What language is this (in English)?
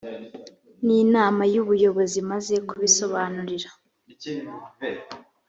Kinyarwanda